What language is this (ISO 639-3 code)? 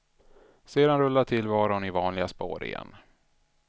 swe